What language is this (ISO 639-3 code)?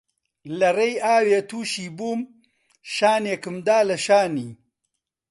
ckb